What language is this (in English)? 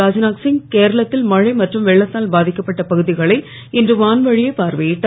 Tamil